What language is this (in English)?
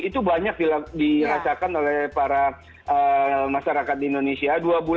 Indonesian